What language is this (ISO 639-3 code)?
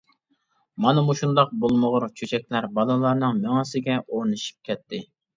uig